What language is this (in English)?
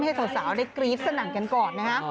Thai